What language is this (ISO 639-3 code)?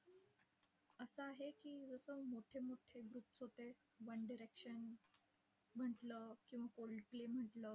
mar